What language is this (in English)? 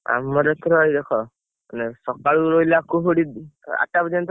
Odia